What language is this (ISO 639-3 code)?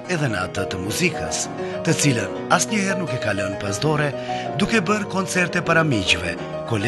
ron